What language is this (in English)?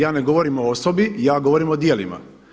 Croatian